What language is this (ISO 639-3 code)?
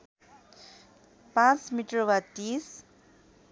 nep